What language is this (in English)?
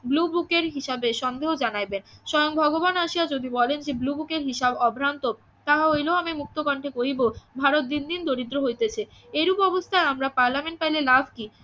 Bangla